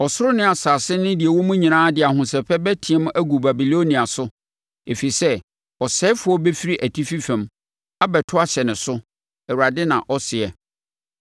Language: Akan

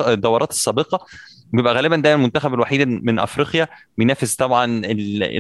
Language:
Arabic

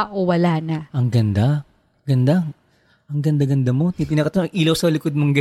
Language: Filipino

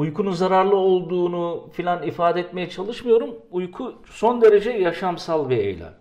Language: Turkish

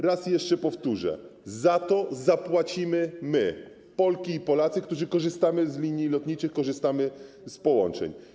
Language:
Polish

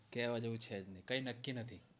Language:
Gujarati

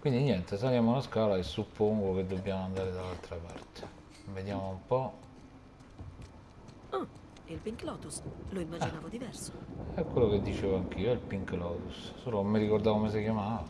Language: Italian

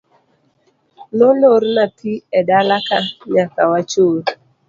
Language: Luo (Kenya and Tanzania)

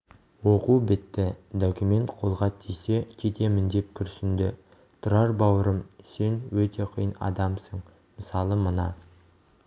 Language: Kazakh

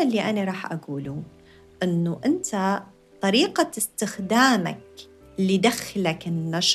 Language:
Arabic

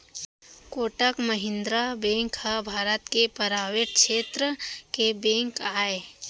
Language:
Chhattisgarhi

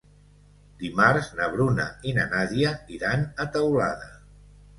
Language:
Catalan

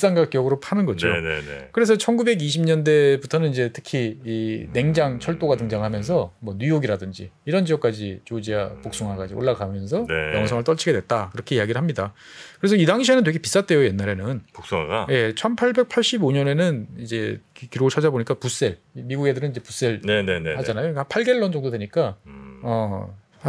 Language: Korean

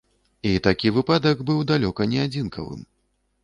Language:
Belarusian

